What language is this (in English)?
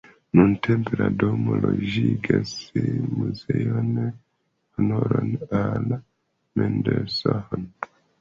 Esperanto